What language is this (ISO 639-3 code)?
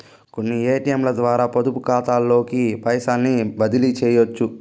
tel